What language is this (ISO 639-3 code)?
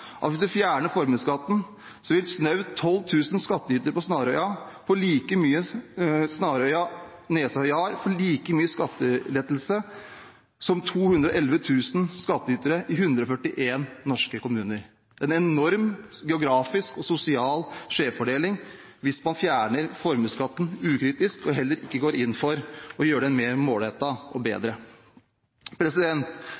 nob